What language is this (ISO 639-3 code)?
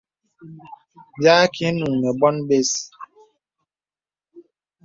beb